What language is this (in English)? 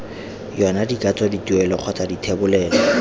Tswana